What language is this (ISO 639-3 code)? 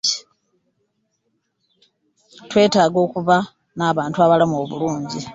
lug